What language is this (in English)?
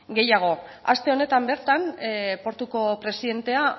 Basque